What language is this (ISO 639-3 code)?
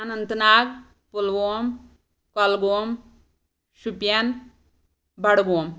kas